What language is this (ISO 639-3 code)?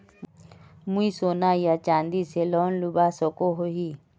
mag